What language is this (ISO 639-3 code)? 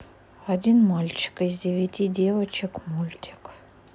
rus